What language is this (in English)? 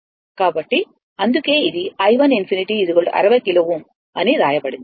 Telugu